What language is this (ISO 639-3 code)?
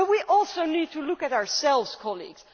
eng